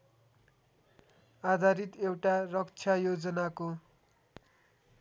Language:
Nepali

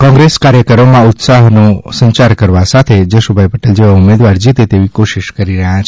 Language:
Gujarati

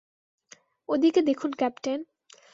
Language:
Bangla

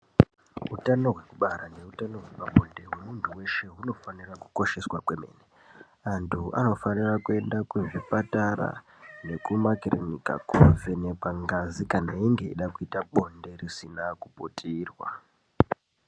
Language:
Ndau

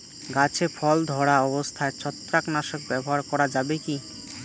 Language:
Bangla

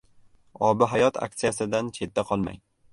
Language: Uzbek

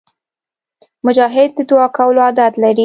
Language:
Pashto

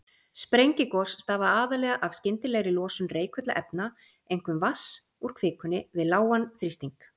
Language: Icelandic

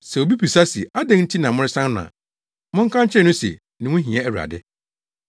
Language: Akan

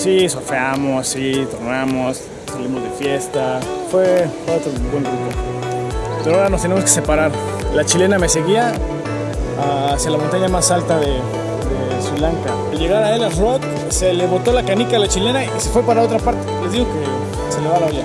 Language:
Spanish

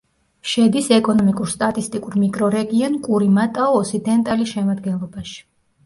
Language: Georgian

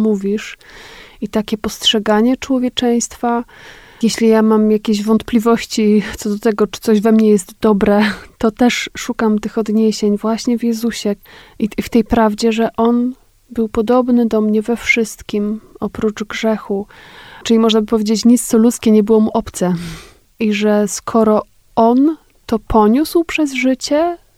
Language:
Polish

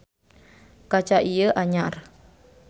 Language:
Sundanese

